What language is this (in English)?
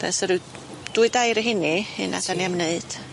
Welsh